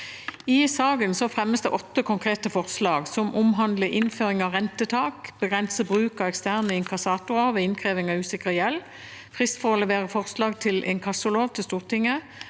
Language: Norwegian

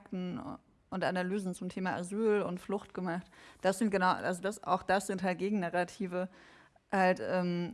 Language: German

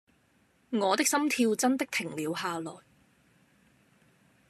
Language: Cantonese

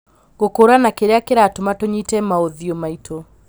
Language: Kikuyu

